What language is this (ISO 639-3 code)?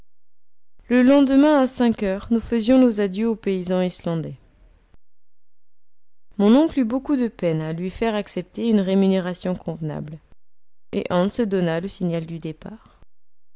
fra